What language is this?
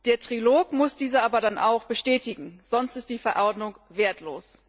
German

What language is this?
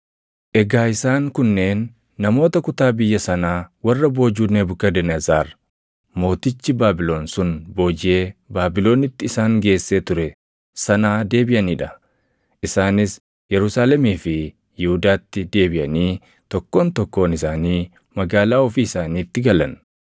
Oromo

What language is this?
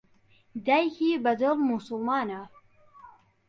Central Kurdish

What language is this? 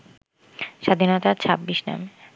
Bangla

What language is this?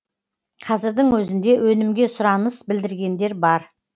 Kazakh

